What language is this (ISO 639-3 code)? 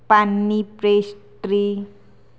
guj